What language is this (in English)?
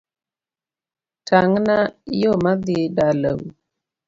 Luo (Kenya and Tanzania)